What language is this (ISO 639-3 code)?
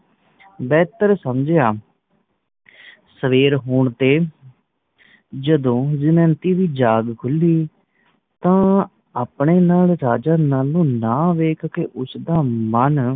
pan